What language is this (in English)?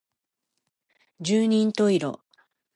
Japanese